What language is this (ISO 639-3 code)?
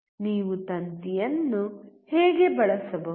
kan